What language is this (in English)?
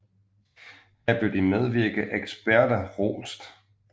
Danish